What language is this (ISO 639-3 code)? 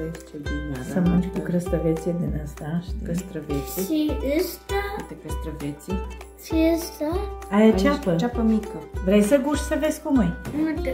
ron